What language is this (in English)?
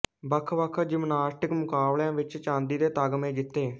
Punjabi